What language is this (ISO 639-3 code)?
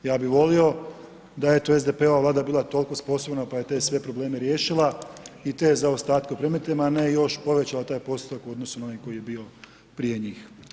hrv